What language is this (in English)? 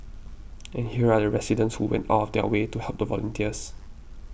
English